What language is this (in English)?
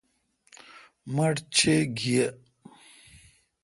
Kalkoti